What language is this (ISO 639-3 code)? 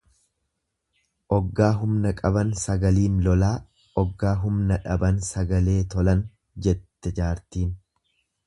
orm